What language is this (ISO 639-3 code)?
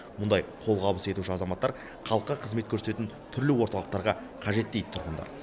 kaz